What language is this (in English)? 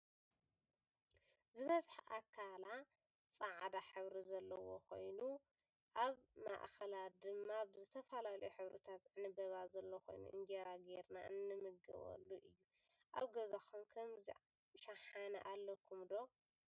Tigrinya